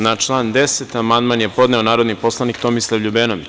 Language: Serbian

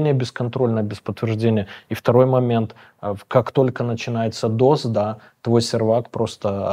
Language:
Russian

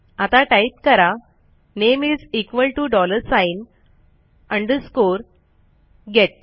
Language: Marathi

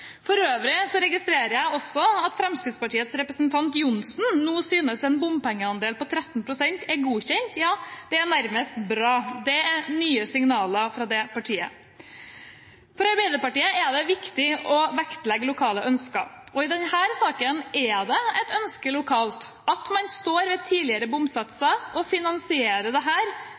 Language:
Norwegian Bokmål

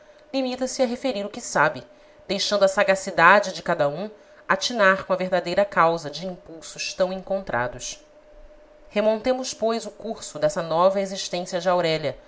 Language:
Portuguese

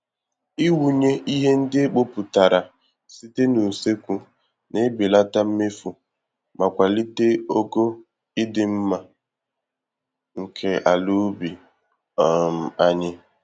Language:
Igbo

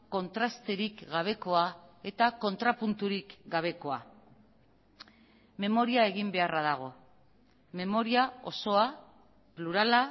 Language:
Basque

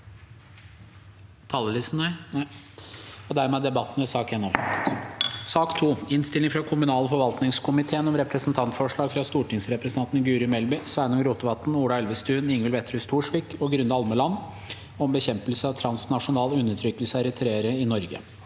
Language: Norwegian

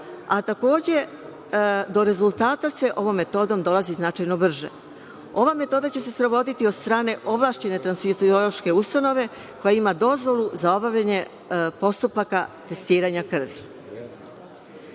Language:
Serbian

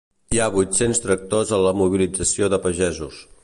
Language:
Catalan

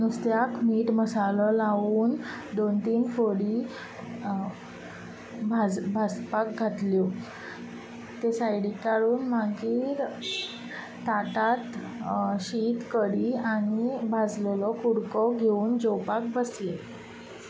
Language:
Konkani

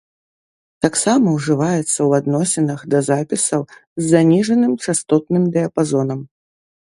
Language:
Belarusian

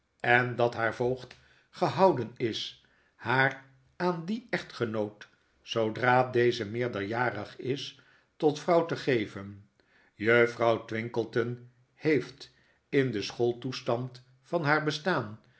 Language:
Dutch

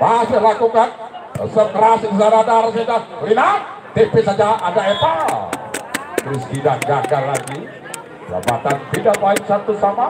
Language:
Indonesian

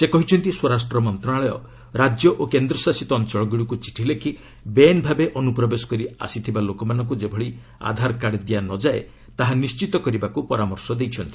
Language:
Odia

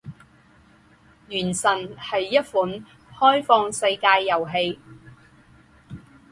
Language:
Chinese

